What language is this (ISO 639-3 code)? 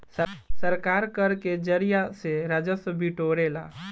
bho